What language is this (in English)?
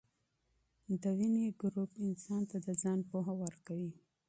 Pashto